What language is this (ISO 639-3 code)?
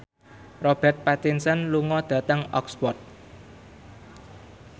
jav